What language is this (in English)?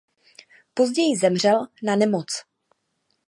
Czech